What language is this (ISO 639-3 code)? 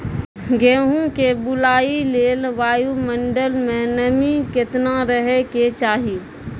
mai